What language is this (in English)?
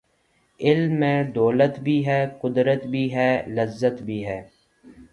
Urdu